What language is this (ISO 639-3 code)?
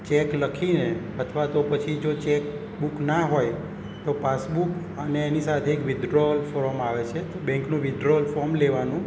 guj